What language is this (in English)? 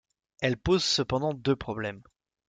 French